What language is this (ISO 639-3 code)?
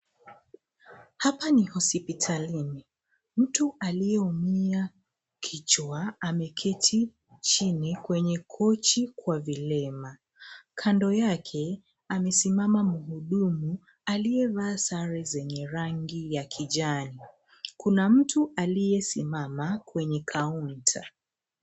swa